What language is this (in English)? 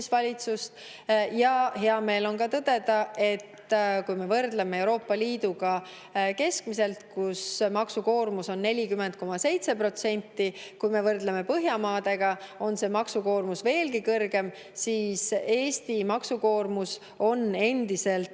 Estonian